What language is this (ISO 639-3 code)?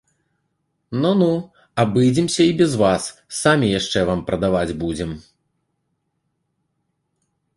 bel